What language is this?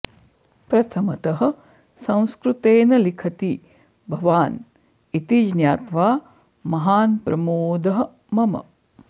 Sanskrit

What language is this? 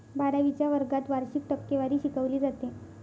Marathi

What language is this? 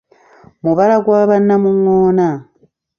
Ganda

